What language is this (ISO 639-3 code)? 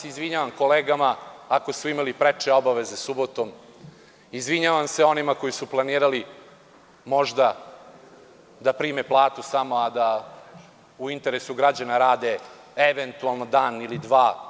srp